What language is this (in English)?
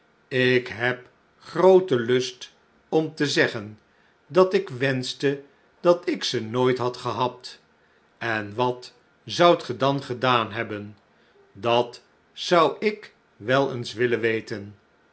Dutch